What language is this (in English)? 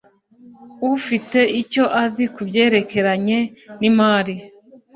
Kinyarwanda